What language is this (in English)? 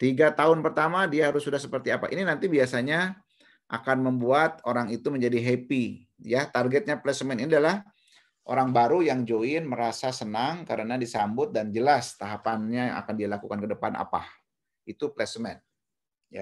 Indonesian